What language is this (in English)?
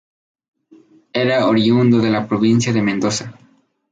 Spanish